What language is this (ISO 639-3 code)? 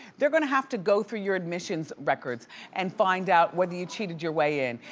eng